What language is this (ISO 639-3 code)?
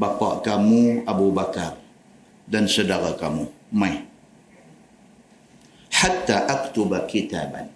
msa